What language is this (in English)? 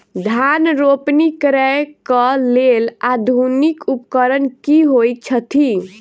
Maithili